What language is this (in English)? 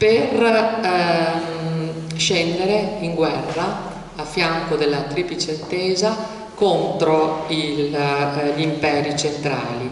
Italian